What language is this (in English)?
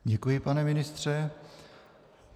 Czech